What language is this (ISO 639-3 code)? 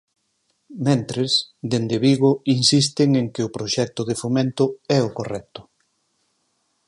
glg